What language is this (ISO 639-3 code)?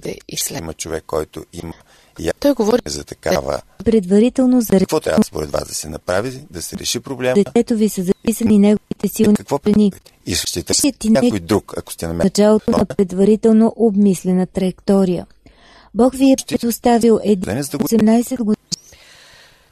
bul